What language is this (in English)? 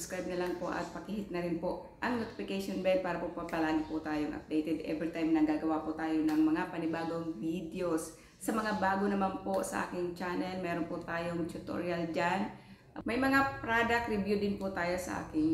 Filipino